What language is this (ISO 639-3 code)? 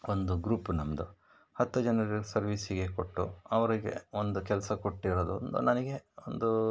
kan